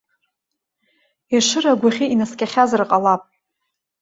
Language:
Abkhazian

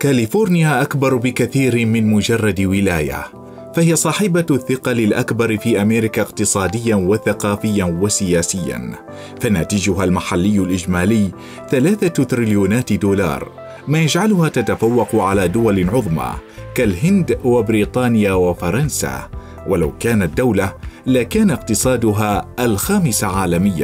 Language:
Arabic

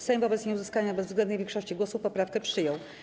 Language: Polish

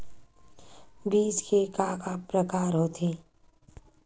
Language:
Chhattisgarhi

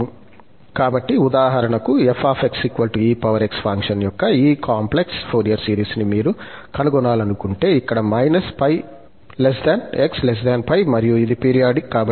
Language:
Telugu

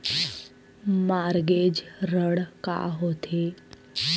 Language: Chhattisgarhi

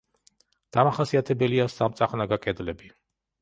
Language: Georgian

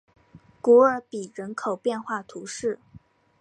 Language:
Chinese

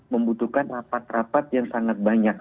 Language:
Indonesian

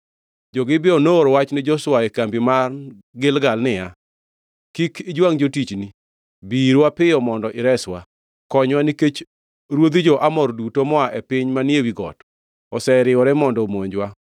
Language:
Luo (Kenya and Tanzania)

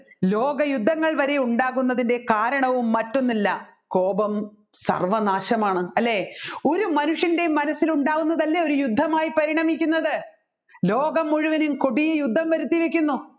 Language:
Malayalam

